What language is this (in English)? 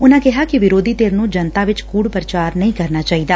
Punjabi